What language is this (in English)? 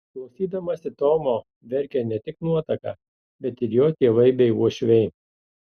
Lithuanian